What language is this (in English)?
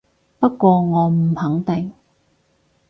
Cantonese